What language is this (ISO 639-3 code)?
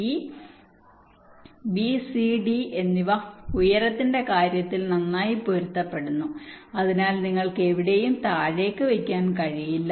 mal